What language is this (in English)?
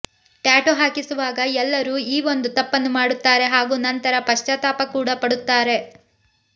Kannada